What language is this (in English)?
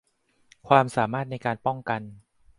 Thai